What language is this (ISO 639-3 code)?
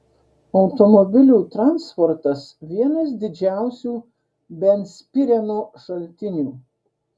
lit